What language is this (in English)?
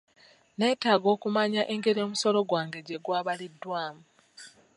Ganda